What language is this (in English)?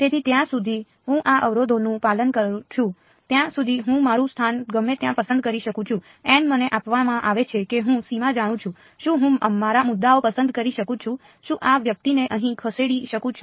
Gujarati